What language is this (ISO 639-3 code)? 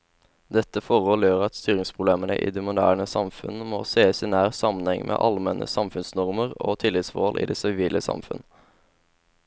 nor